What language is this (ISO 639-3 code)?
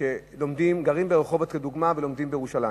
heb